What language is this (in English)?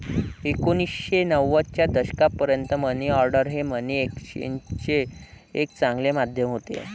Marathi